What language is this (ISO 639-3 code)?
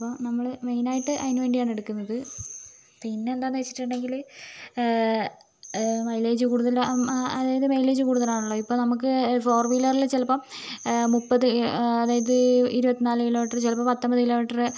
mal